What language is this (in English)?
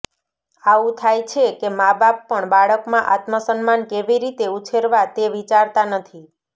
Gujarati